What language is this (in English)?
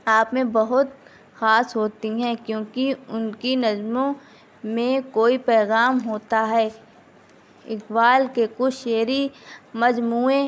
Urdu